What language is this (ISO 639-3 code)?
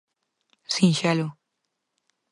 glg